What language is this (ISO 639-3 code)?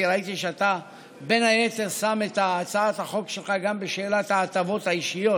heb